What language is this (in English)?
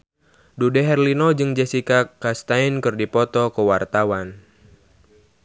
Sundanese